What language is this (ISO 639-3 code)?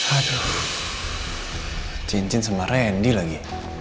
ind